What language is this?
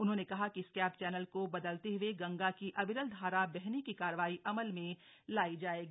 Hindi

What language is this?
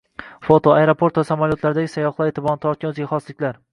Uzbek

